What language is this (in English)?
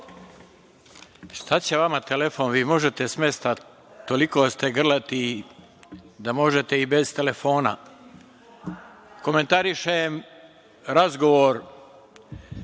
Serbian